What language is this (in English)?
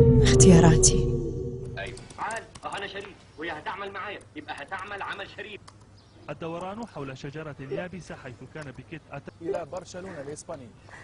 Arabic